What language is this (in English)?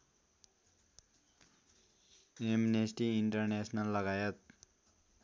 Nepali